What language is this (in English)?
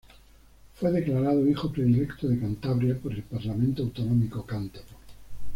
Spanish